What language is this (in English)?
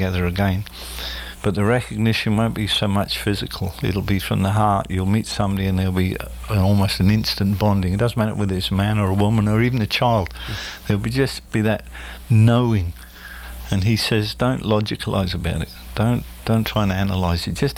English